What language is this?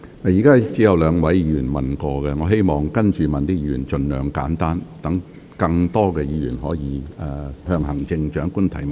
Cantonese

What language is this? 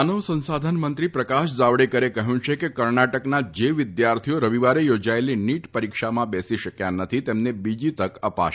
Gujarati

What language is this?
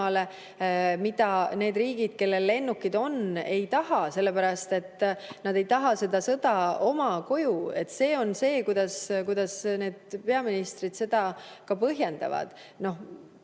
Estonian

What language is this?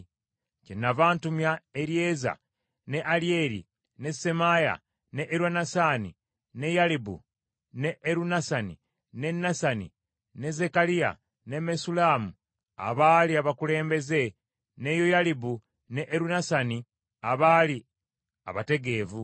Ganda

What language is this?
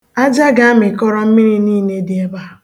Igbo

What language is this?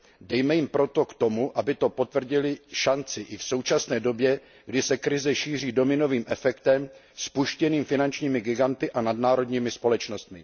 Czech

